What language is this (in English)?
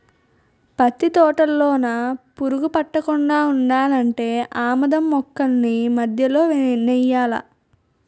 Telugu